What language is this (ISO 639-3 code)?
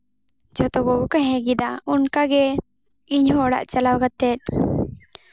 sat